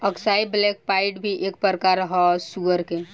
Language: Bhojpuri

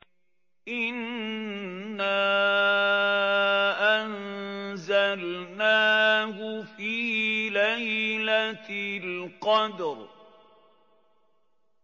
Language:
Arabic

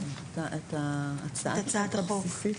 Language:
Hebrew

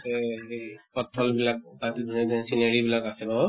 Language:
Assamese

